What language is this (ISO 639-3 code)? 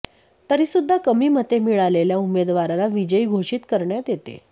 mar